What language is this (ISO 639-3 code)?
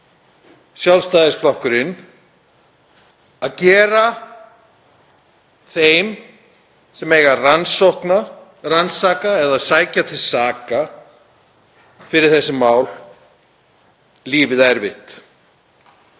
isl